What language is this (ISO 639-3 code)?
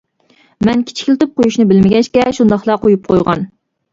uig